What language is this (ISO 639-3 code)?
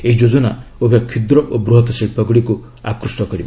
ori